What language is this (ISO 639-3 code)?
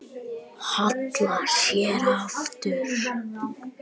isl